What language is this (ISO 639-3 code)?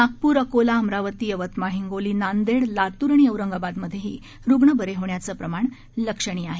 mar